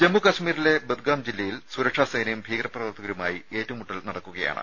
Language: Malayalam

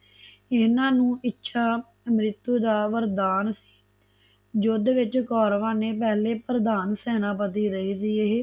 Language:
Punjabi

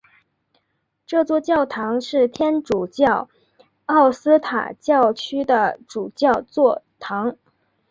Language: Chinese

